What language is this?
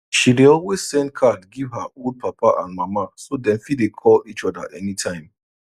Nigerian Pidgin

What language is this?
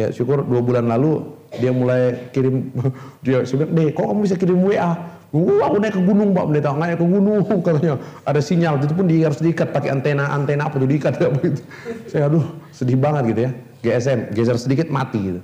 Indonesian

